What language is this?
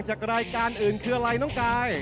Thai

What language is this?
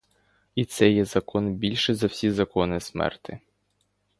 Ukrainian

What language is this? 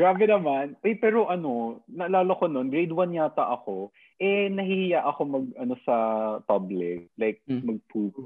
Filipino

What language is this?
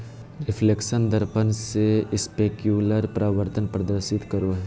Magahi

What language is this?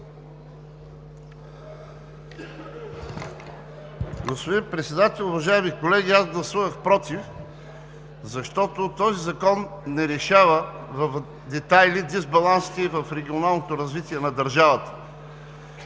Bulgarian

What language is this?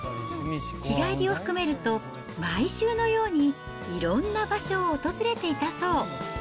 Japanese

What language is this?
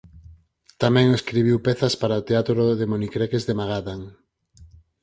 Galician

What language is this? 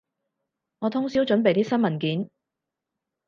Cantonese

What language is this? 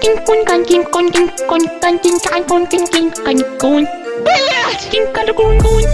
Portuguese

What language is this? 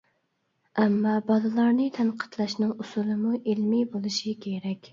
Uyghur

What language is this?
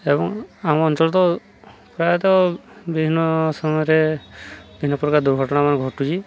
Odia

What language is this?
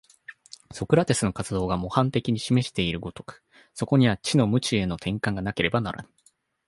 Japanese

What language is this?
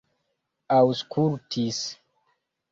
Esperanto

